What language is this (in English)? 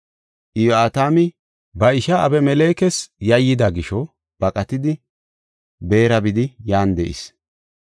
Gofa